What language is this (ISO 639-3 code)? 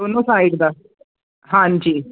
pan